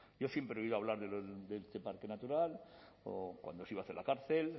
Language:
Spanish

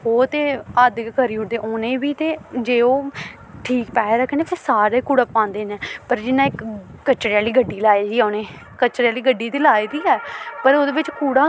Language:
Dogri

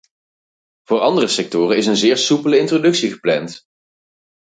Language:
Dutch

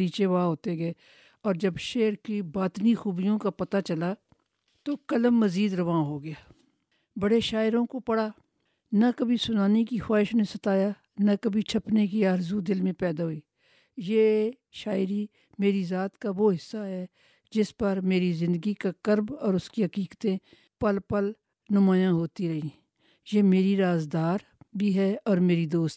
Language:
Urdu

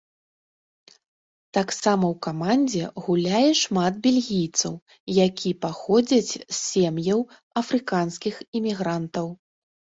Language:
Belarusian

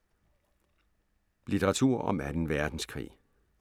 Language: Danish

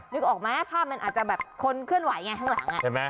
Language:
Thai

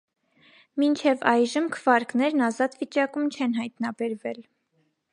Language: Armenian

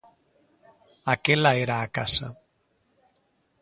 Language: Galician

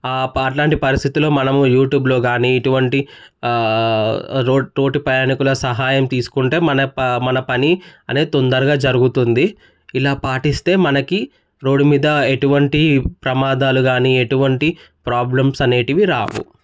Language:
Telugu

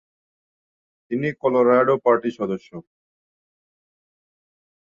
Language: Bangla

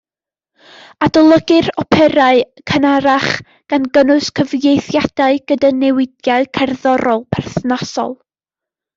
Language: Welsh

